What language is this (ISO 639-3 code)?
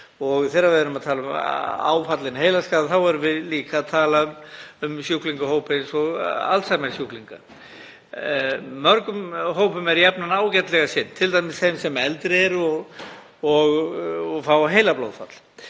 isl